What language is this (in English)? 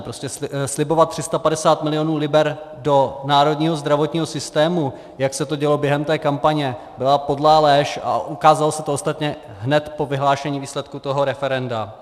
Czech